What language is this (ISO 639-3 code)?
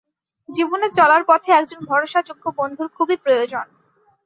ben